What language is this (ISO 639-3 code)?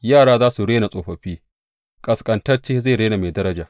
hau